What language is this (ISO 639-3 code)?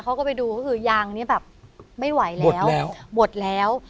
tha